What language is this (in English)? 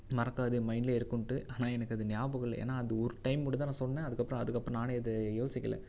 Tamil